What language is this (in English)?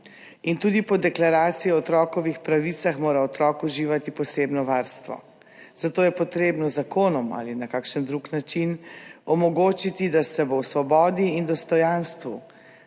Slovenian